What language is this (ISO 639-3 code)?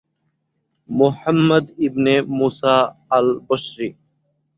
ben